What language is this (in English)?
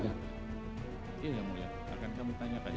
Indonesian